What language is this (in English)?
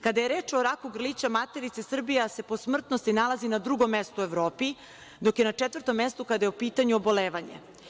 Serbian